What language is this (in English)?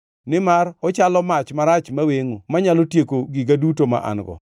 Luo (Kenya and Tanzania)